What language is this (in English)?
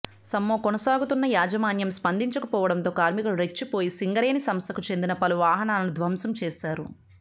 Telugu